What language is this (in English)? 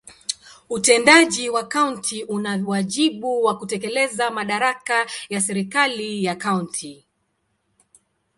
Swahili